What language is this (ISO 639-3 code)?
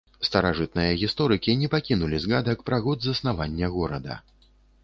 bel